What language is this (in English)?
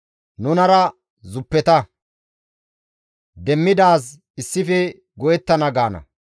Gamo